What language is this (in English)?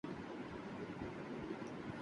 Urdu